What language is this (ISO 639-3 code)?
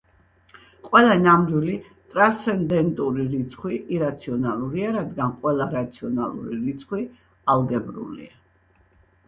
kat